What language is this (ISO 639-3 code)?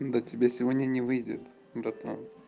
rus